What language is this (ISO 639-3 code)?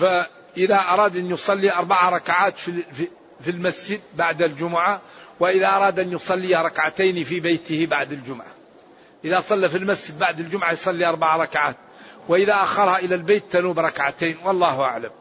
ara